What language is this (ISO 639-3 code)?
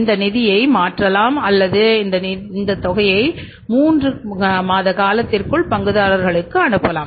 tam